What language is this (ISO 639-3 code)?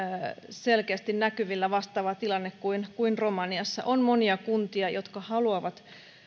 fin